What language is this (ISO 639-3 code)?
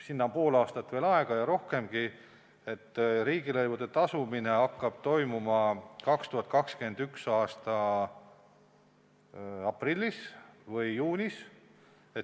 est